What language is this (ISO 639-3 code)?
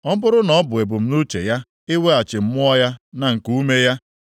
ibo